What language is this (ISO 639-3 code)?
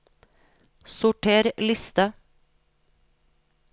nor